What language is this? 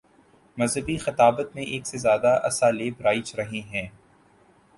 Urdu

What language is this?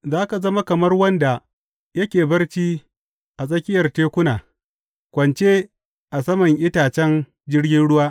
Hausa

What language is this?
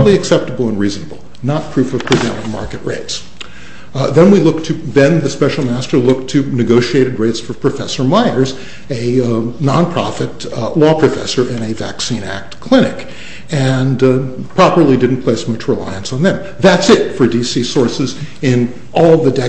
English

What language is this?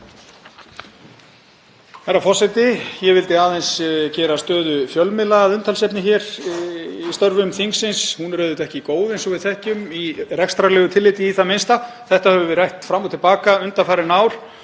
Icelandic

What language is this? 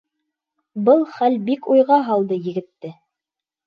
Bashkir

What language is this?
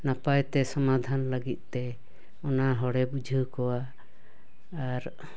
Santali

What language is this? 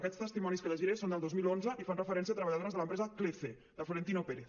Catalan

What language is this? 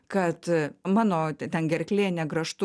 Lithuanian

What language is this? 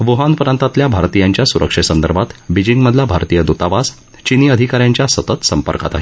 Marathi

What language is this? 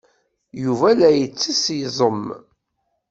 Kabyle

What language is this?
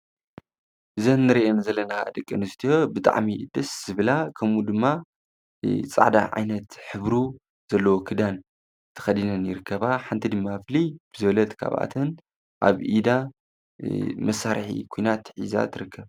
Tigrinya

